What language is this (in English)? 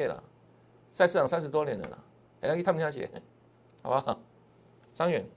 Chinese